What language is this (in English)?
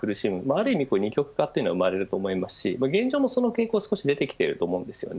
Japanese